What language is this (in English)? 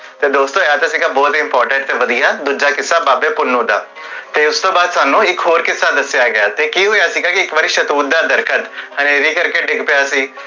Punjabi